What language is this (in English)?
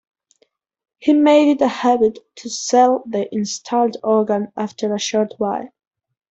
English